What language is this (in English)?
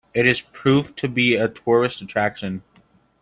English